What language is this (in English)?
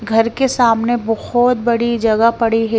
Hindi